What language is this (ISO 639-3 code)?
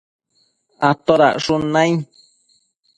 mcf